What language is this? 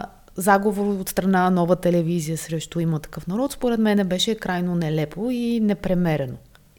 Bulgarian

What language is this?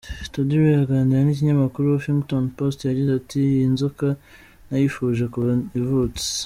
Kinyarwanda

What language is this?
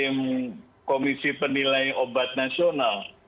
Indonesian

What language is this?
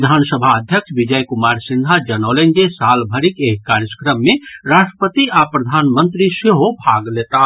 Maithili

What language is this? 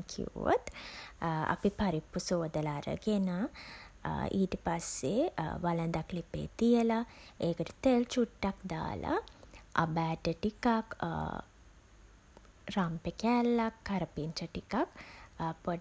Sinhala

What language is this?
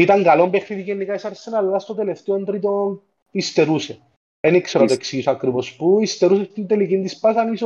Greek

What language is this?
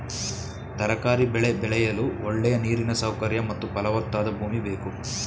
Kannada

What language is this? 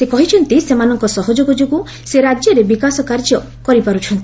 Odia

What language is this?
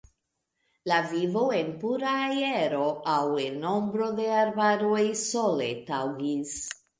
Esperanto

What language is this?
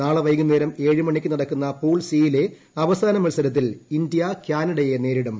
Malayalam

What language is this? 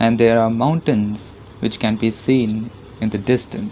English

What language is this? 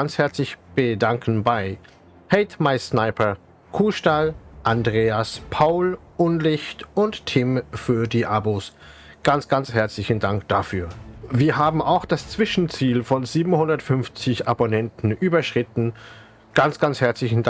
German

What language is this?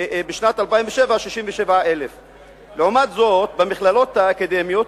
Hebrew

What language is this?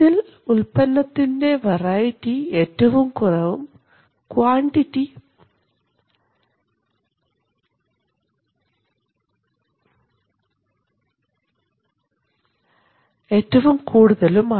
Malayalam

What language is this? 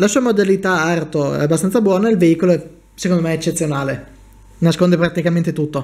Italian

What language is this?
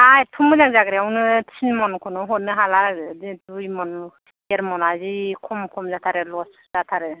Bodo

